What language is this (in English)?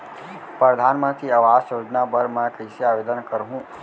Chhattisgarhi